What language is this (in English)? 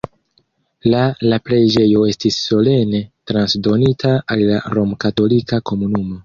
Esperanto